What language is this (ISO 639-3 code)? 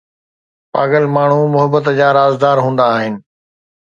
snd